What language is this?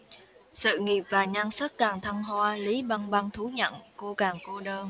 Vietnamese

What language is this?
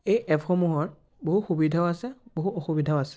Assamese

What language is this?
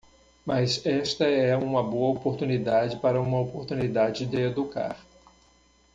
Portuguese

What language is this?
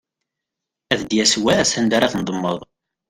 Kabyle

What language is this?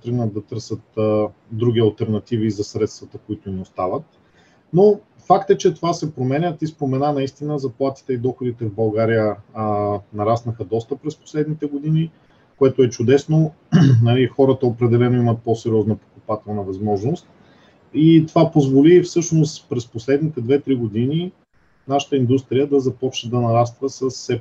Bulgarian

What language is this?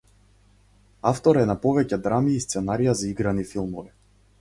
Macedonian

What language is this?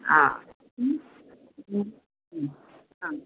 Konkani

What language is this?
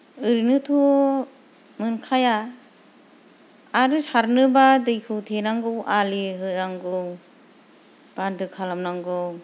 Bodo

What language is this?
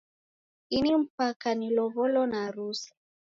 Taita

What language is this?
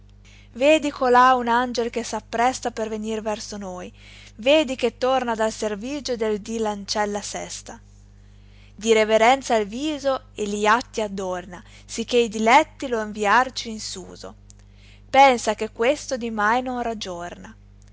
Italian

